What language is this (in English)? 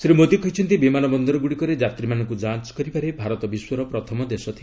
Odia